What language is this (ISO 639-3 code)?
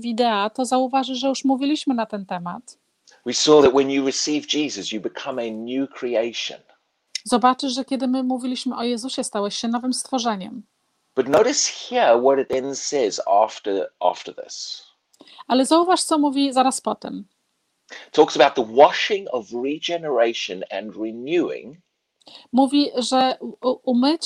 pol